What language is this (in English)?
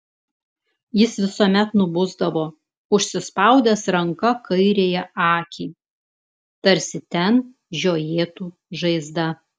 Lithuanian